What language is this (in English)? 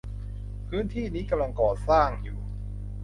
Thai